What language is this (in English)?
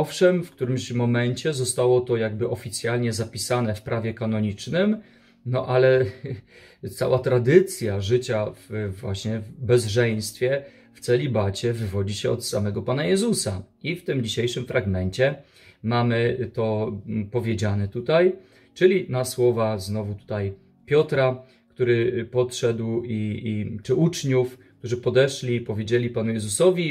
Polish